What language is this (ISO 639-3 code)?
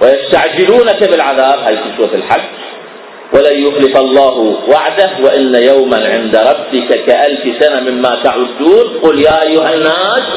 ara